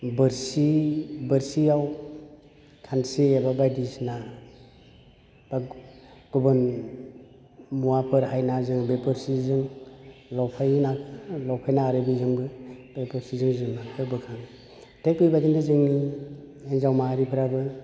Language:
Bodo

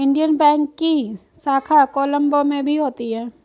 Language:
Hindi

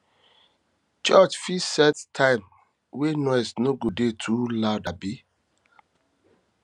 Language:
Nigerian Pidgin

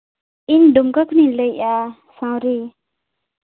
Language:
Santali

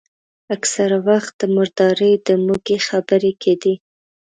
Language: Pashto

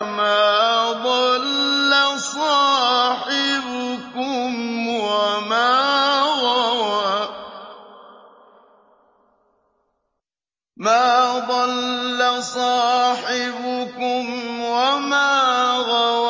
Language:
Arabic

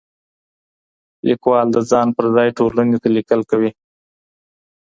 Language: Pashto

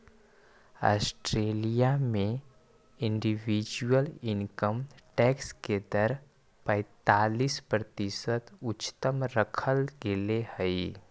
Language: Magahi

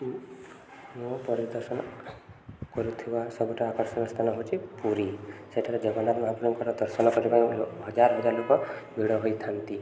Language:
Odia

